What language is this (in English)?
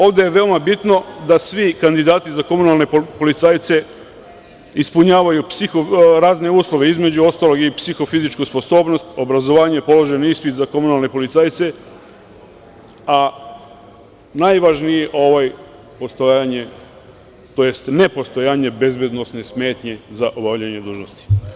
Serbian